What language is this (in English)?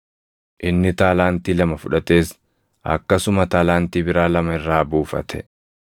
Oromo